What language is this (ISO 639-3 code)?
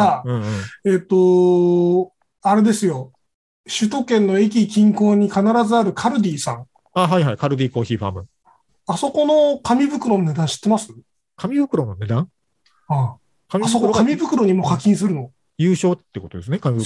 jpn